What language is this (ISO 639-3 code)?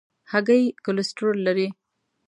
pus